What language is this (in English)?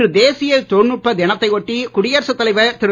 Tamil